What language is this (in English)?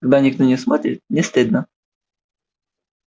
Russian